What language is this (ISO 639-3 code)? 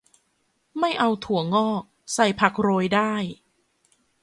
tha